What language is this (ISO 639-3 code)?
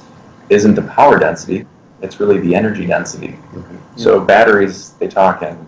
eng